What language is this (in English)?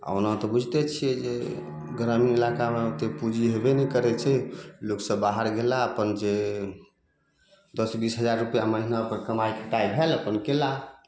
Maithili